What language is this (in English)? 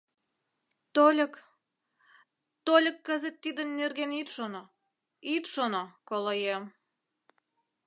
Mari